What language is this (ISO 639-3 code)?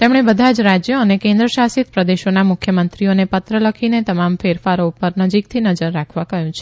guj